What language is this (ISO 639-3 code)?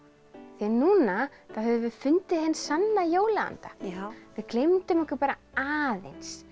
isl